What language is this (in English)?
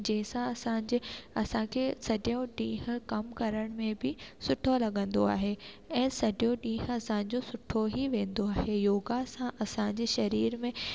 Sindhi